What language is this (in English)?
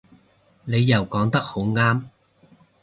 Cantonese